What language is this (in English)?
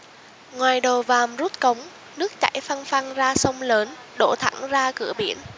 Vietnamese